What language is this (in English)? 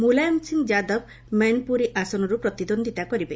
Odia